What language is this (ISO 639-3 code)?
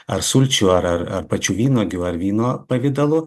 lit